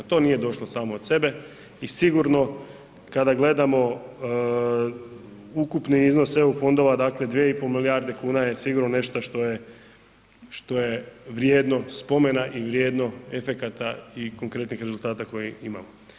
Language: Croatian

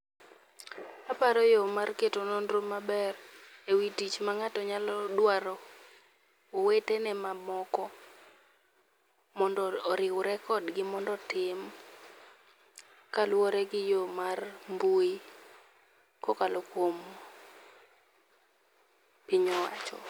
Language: Luo (Kenya and Tanzania)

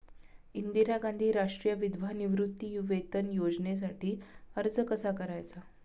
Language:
Marathi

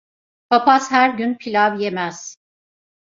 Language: Turkish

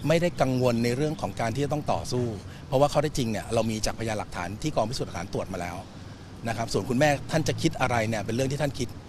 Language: Thai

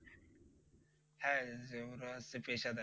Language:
Bangla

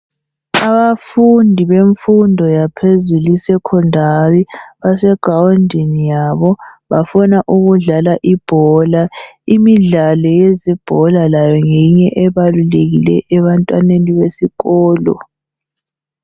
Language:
North Ndebele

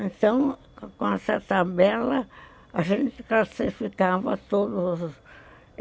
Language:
Portuguese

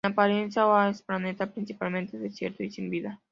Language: Spanish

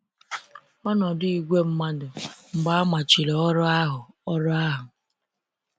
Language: Igbo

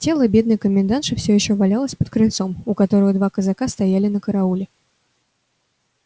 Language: Russian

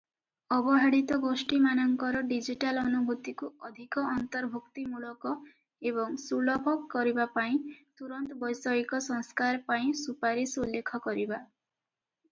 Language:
Odia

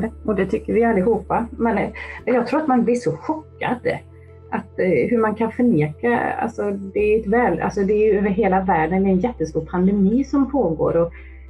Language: Swedish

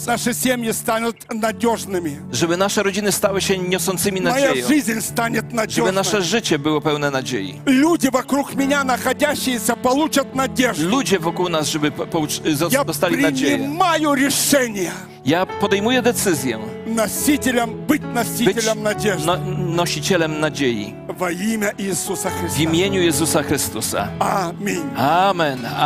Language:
Polish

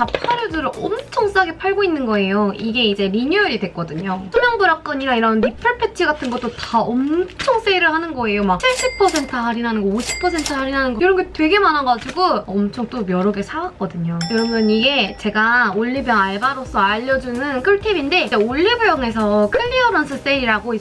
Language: Korean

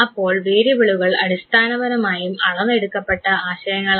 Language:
Malayalam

